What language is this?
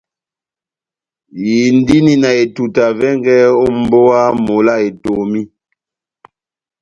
Batanga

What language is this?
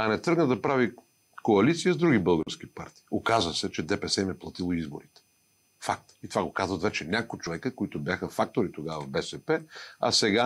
Bulgarian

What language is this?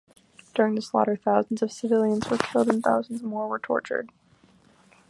English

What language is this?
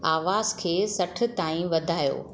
Sindhi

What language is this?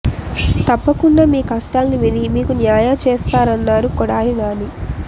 Telugu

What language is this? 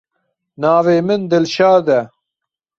Kurdish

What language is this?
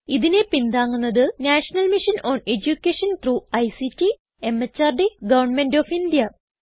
Malayalam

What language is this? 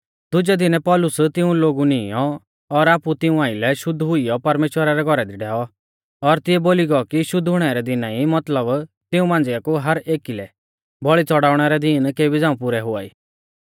Mahasu Pahari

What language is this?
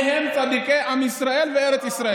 Hebrew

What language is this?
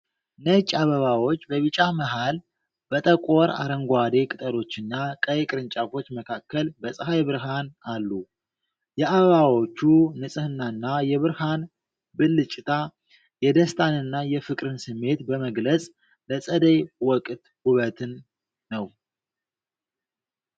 Amharic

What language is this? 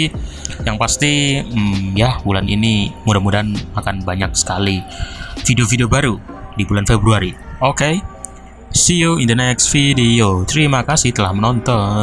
Indonesian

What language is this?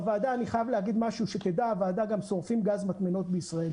Hebrew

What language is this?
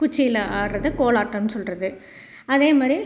Tamil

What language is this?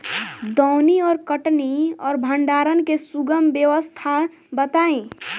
Bhojpuri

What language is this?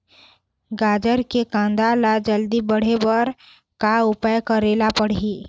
Chhattisgarhi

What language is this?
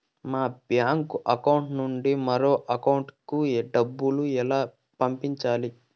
Telugu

